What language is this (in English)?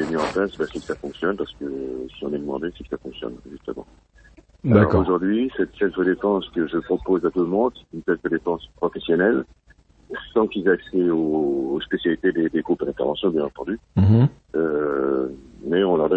French